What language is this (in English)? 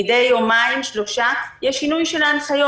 Hebrew